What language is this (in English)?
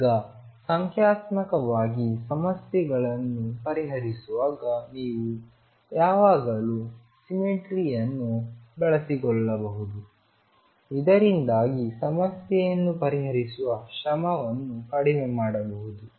Kannada